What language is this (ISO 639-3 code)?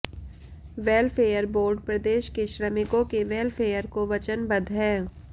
hin